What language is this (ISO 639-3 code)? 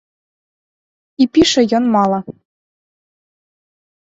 bel